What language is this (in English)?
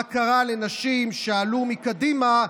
Hebrew